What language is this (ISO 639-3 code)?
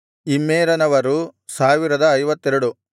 kan